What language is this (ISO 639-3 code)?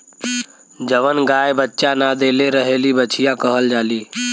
bho